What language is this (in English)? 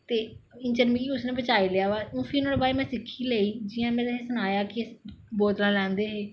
Dogri